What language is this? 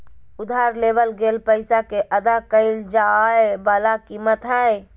Magahi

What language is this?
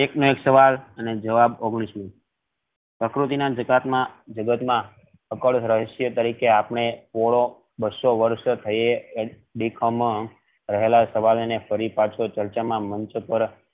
Gujarati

